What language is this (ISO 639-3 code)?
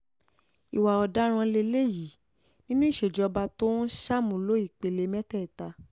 yor